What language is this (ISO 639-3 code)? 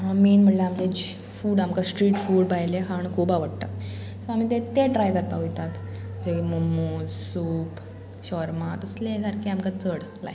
kok